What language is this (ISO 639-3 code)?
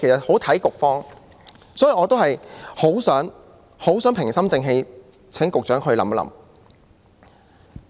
yue